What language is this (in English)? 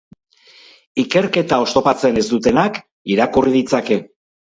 Basque